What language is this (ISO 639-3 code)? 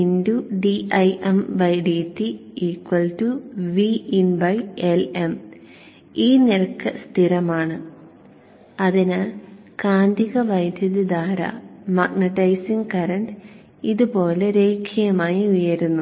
mal